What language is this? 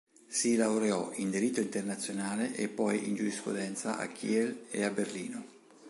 Italian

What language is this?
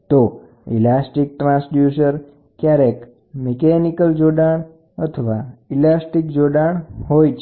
Gujarati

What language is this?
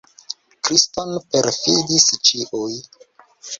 Esperanto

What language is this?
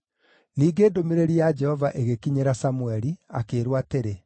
Kikuyu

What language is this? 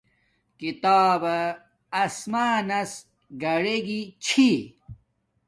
Domaaki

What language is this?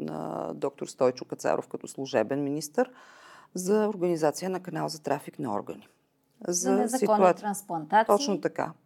Bulgarian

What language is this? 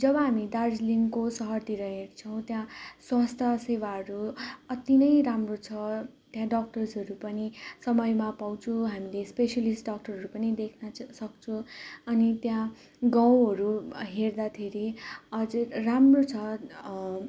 Nepali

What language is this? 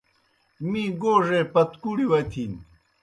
Kohistani Shina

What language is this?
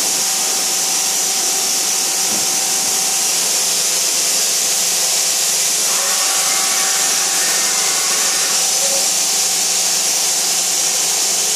Korean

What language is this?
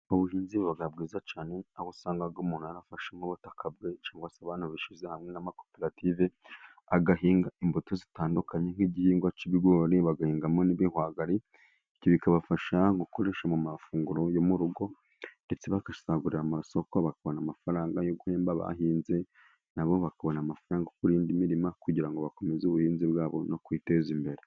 Kinyarwanda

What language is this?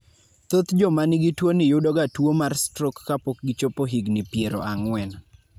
Luo (Kenya and Tanzania)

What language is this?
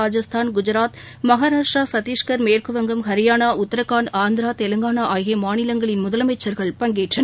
Tamil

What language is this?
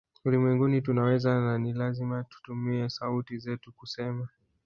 Swahili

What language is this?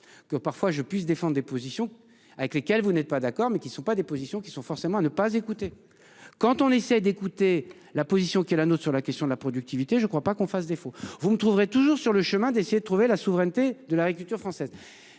French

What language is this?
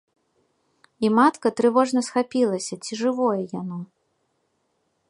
Belarusian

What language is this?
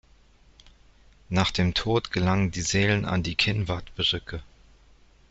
German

